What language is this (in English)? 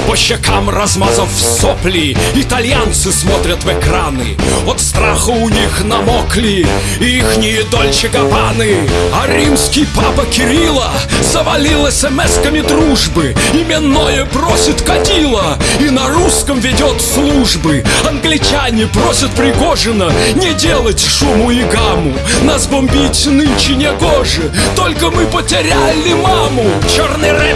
Russian